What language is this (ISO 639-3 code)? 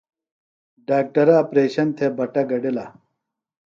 phl